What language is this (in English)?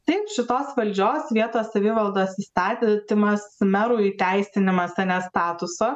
Lithuanian